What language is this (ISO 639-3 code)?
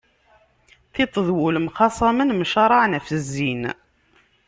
kab